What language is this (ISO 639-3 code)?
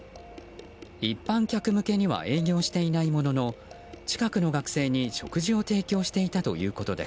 jpn